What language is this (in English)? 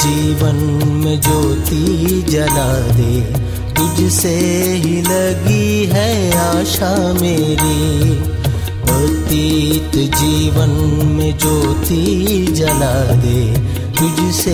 Hindi